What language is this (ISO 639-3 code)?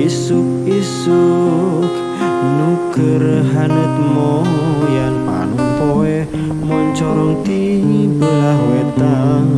ind